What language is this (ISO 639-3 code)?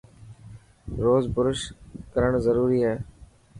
mki